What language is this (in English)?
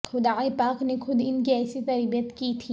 Urdu